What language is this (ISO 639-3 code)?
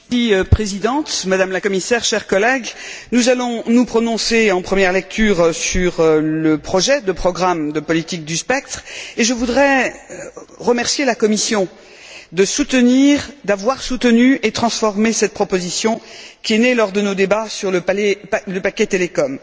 fra